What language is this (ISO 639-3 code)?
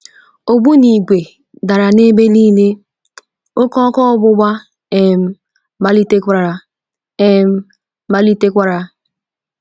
ibo